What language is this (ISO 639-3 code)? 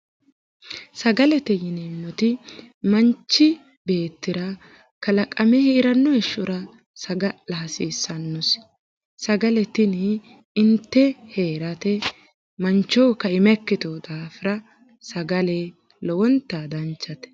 sid